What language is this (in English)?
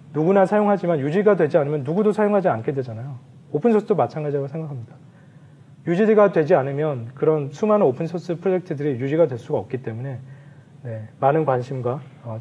Korean